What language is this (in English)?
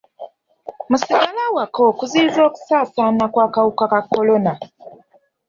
Ganda